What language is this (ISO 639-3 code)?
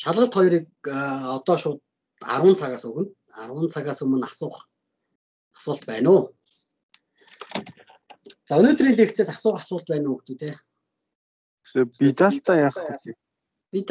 tur